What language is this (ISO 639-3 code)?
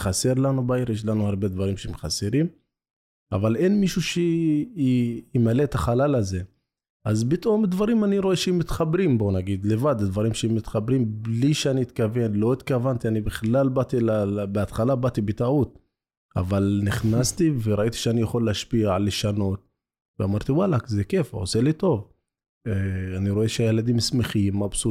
heb